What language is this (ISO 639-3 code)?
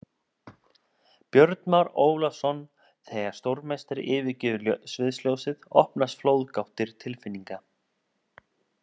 isl